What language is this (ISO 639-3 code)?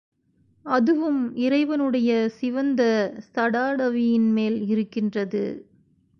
tam